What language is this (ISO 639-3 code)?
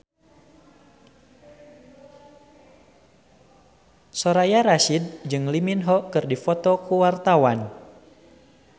sun